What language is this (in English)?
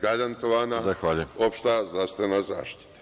Serbian